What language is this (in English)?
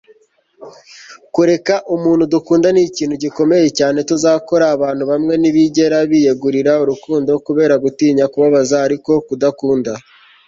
Kinyarwanda